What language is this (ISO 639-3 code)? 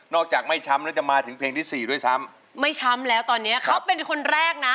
tha